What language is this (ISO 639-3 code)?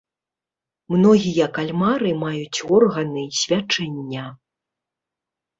bel